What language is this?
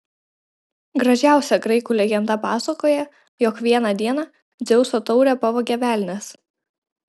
Lithuanian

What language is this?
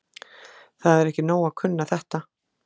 Icelandic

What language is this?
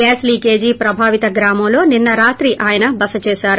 Telugu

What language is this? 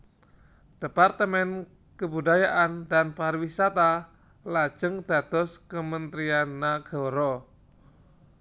Javanese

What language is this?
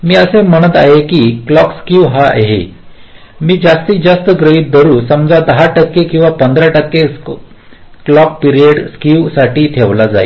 Marathi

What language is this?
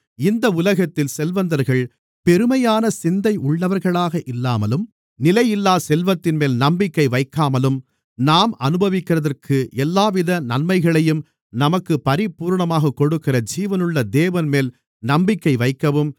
Tamil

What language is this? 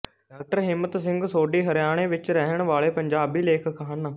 Punjabi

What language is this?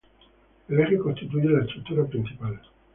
Spanish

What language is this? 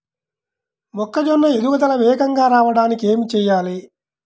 Telugu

